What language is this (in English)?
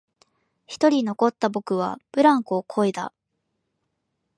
Japanese